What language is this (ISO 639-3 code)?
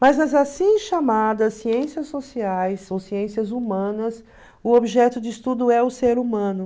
por